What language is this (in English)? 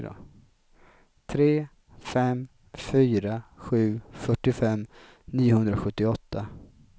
Swedish